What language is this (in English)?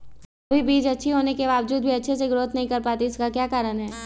Magahi